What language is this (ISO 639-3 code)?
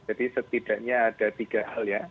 ind